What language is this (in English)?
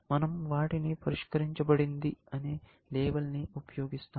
Telugu